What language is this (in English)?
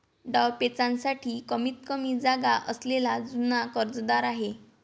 Marathi